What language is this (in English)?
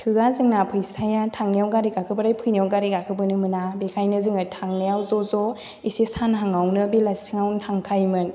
Bodo